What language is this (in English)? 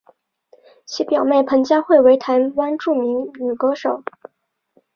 Chinese